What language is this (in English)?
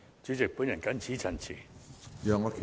Cantonese